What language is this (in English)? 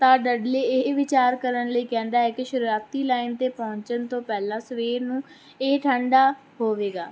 Punjabi